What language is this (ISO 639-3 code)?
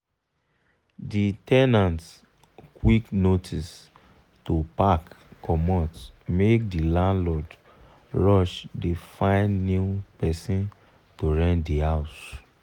pcm